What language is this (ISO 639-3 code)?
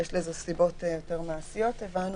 heb